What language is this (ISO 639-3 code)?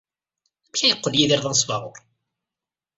kab